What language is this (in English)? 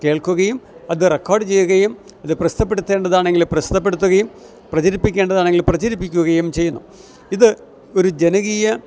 Malayalam